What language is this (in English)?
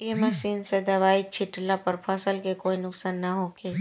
Bhojpuri